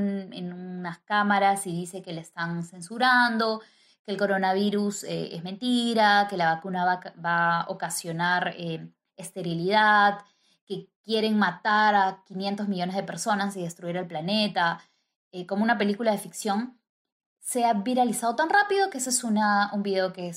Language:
Spanish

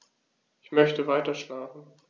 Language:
German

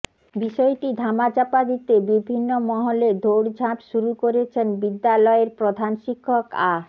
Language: Bangla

